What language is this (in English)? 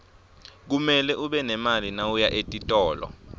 Swati